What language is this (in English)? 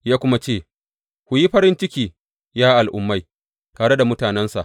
Hausa